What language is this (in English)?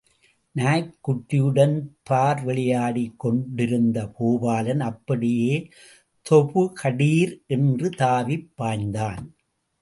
Tamil